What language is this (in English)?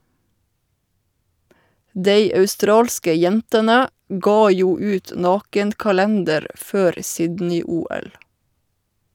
Norwegian